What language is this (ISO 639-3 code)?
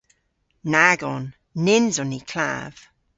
cor